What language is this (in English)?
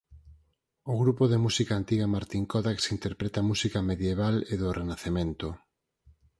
Galician